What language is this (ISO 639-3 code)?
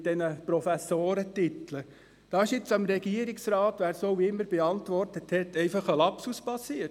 gsw